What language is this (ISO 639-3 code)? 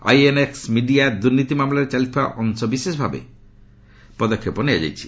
ori